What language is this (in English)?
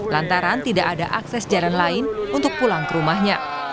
Indonesian